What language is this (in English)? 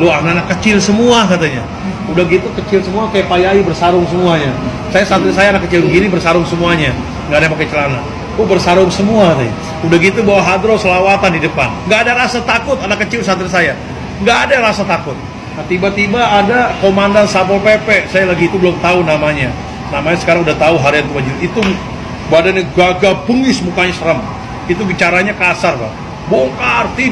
Indonesian